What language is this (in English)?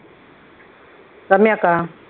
Tamil